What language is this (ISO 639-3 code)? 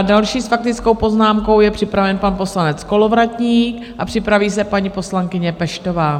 ces